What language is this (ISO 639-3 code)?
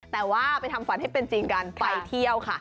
tha